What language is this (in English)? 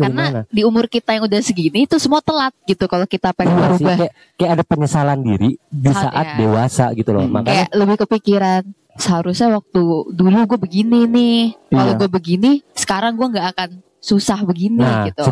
Indonesian